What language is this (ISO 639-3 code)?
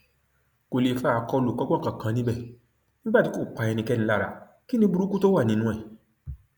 yor